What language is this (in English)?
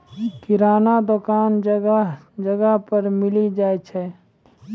Maithili